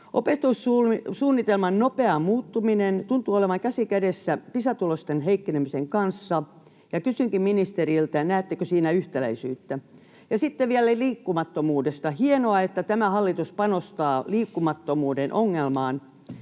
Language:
Finnish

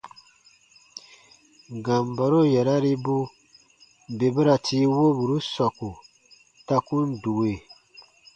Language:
Baatonum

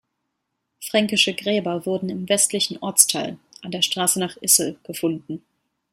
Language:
German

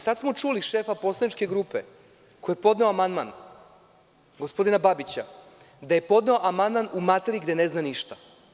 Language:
Serbian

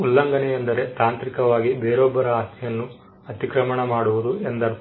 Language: Kannada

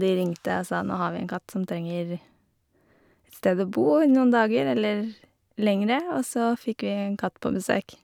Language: Norwegian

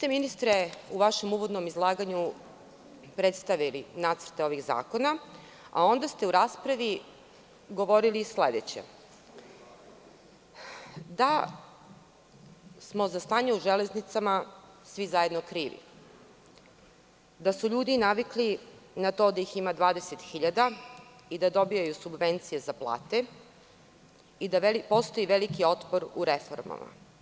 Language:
Serbian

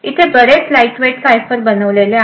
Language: Marathi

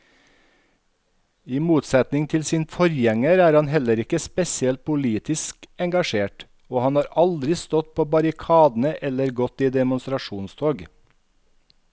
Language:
Norwegian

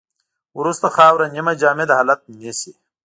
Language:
Pashto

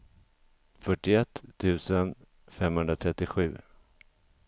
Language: Swedish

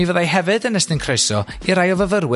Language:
Welsh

